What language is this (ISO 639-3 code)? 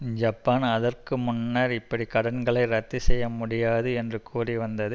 tam